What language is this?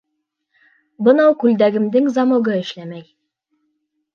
Bashkir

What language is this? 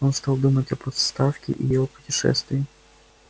Russian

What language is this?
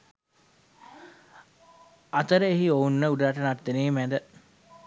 Sinhala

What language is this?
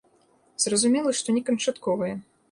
Belarusian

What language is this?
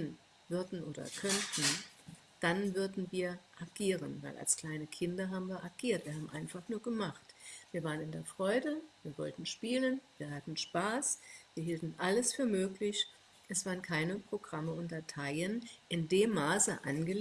German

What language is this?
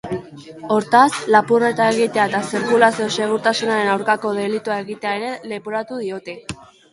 Basque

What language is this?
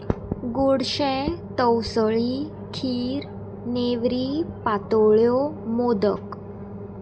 Konkani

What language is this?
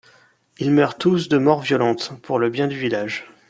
French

